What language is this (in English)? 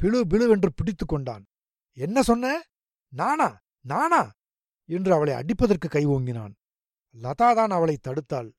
Tamil